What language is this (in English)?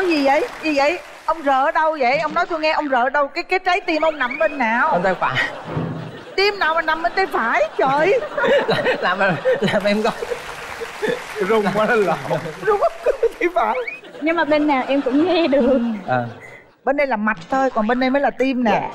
Vietnamese